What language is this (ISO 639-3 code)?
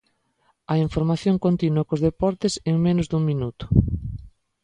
glg